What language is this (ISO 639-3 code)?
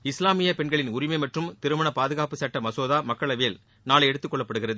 tam